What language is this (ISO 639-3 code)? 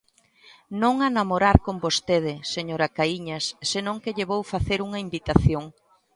glg